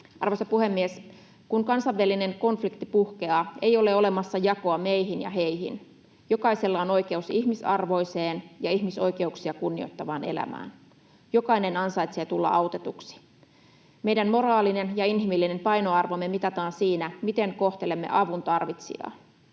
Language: Finnish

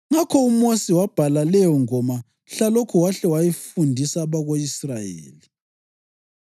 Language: North Ndebele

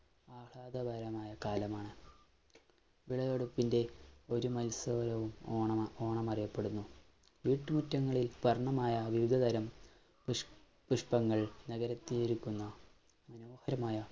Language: Malayalam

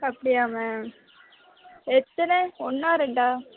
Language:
Tamil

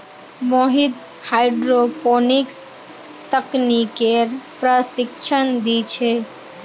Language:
Magahi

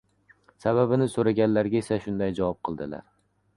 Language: Uzbek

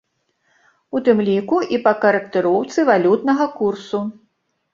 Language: Belarusian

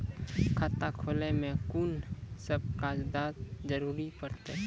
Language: Maithili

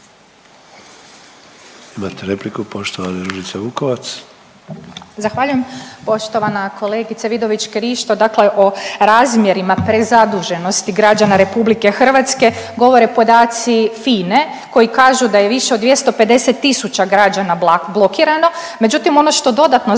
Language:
Croatian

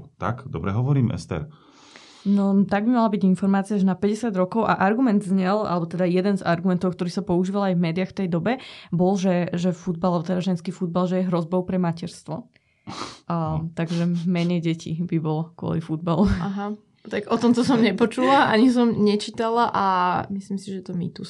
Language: Slovak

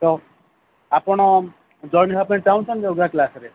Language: Odia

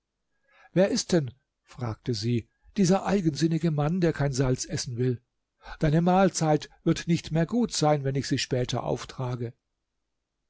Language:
German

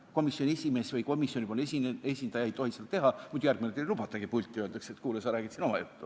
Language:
Estonian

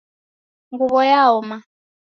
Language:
Taita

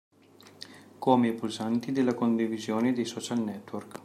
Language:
Italian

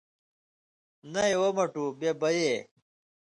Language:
Indus Kohistani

